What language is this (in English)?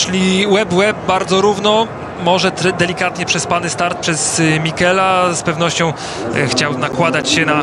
Polish